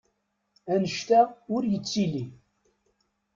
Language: Kabyle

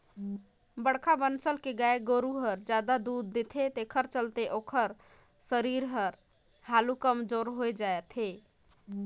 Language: Chhattisgarhi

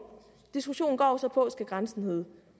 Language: Danish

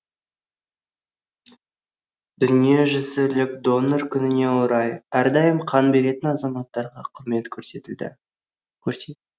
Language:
Kazakh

